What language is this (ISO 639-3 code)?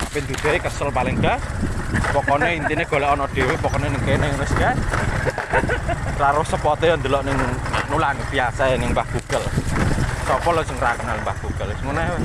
ind